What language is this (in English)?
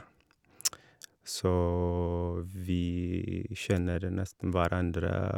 Norwegian